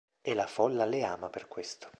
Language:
Italian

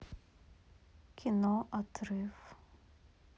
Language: Russian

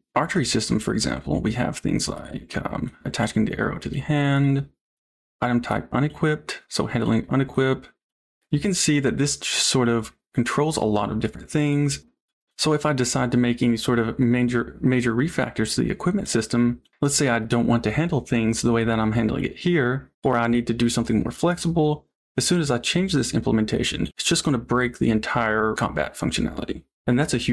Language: English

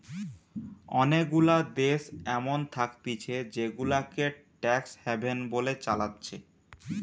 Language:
Bangla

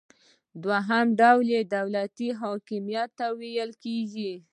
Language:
Pashto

